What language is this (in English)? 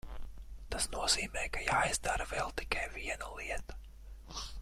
Latvian